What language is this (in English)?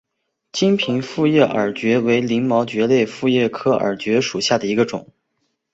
Chinese